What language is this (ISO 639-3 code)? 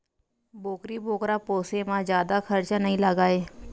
hne